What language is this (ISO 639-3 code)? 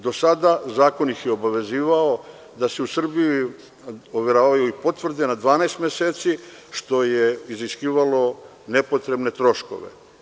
srp